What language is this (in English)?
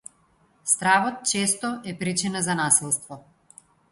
Macedonian